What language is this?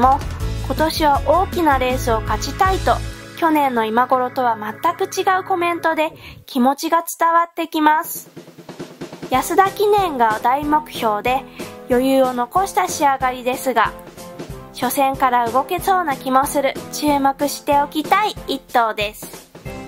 Japanese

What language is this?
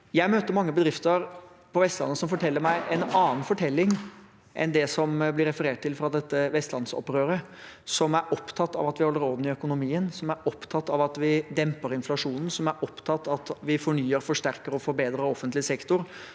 Norwegian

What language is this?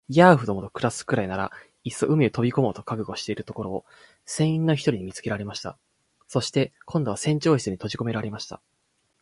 Japanese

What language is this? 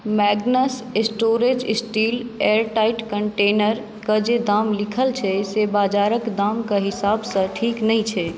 Maithili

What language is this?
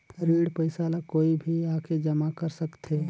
Chhattisgarhi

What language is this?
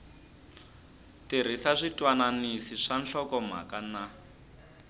Tsonga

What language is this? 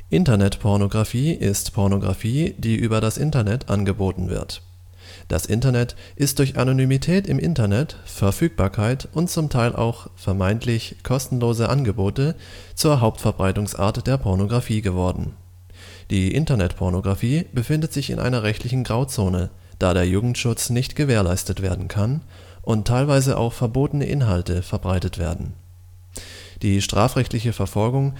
German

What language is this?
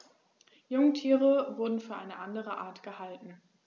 German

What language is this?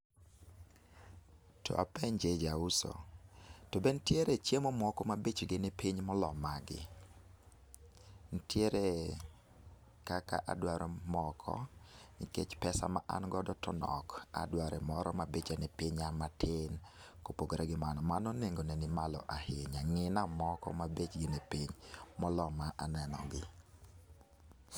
Luo (Kenya and Tanzania)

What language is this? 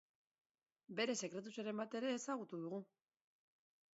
Basque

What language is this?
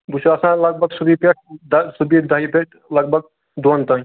Kashmiri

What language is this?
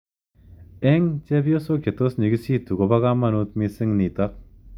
Kalenjin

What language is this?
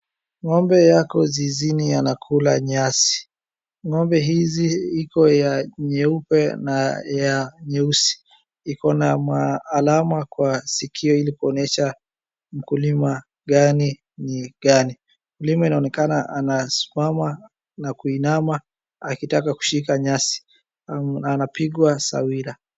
Swahili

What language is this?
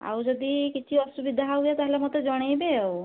Odia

